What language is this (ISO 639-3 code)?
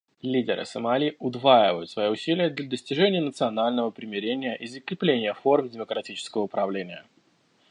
rus